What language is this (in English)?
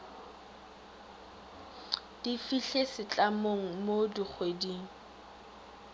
Northern Sotho